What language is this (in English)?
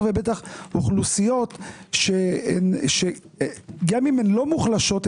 Hebrew